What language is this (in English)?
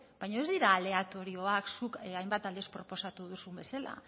Basque